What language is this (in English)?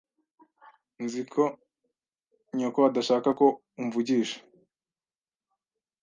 Kinyarwanda